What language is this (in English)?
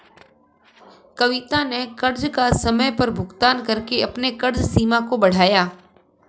Hindi